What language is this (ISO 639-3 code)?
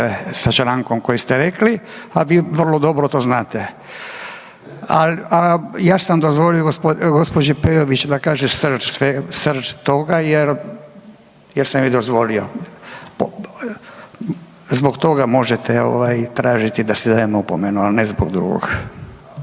hrv